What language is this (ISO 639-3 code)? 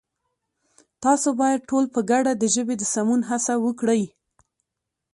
pus